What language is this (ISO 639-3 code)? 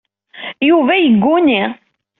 kab